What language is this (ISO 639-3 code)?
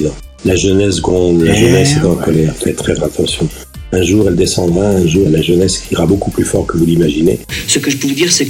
fra